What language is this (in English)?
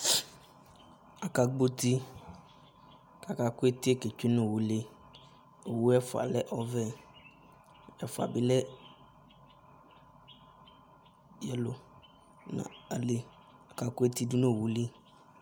Ikposo